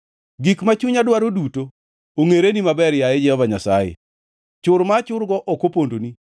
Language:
Luo (Kenya and Tanzania)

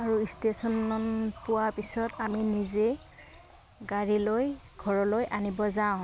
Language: Assamese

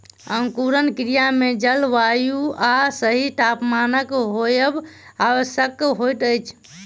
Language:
Maithili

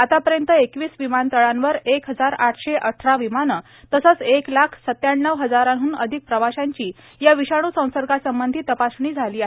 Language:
Marathi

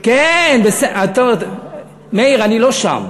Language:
Hebrew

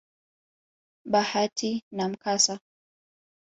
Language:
Swahili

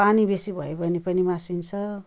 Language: Nepali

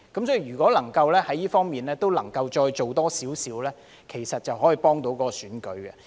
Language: Cantonese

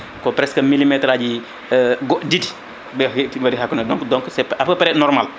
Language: Fula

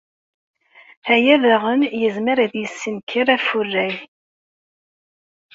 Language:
Kabyle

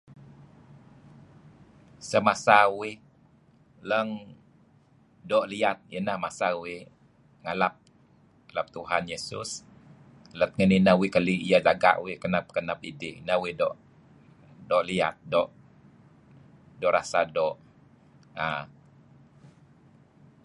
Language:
Kelabit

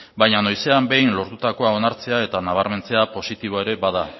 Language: Basque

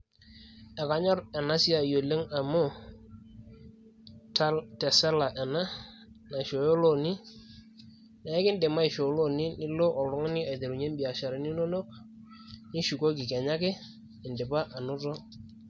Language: Masai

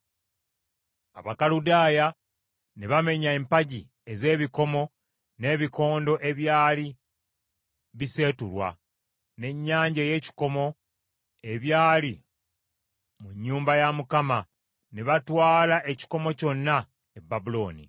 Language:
Ganda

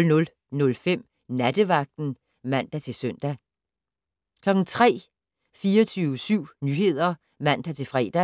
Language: Danish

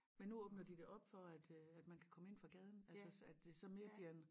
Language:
Danish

